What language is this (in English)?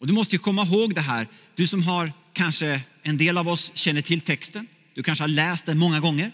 Swedish